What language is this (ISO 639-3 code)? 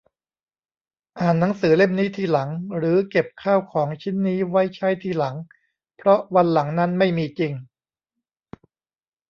tha